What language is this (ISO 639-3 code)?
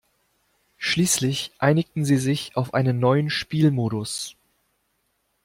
deu